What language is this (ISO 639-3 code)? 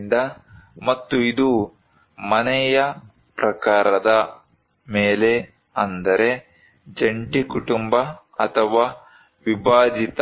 kan